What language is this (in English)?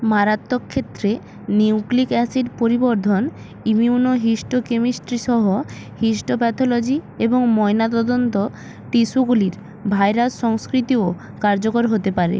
Bangla